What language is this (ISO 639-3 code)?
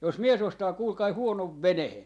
fin